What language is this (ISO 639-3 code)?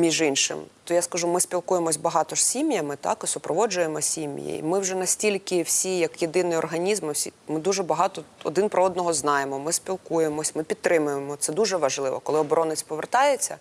ukr